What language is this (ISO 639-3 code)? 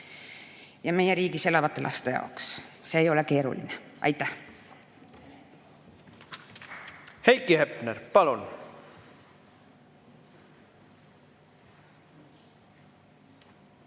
est